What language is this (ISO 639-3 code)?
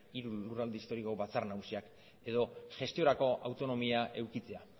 eus